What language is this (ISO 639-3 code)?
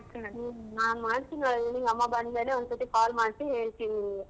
kan